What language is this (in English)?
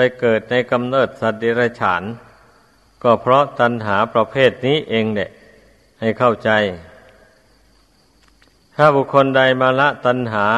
Thai